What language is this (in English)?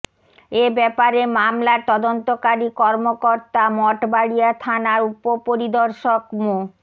Bangla